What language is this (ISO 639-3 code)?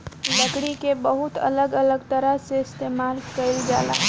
bho